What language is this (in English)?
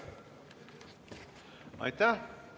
Estonian